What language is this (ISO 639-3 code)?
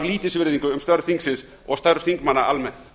isl